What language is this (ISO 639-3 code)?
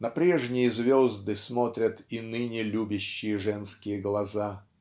rus